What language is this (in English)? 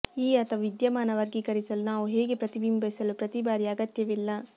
Kannada